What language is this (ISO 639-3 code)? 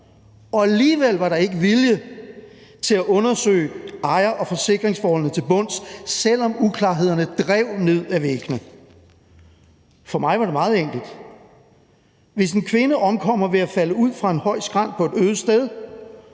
dan